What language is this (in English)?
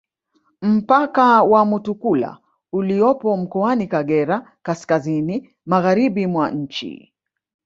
Swahili